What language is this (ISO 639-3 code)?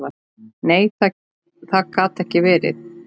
isl